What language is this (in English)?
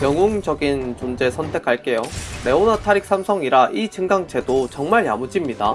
Korean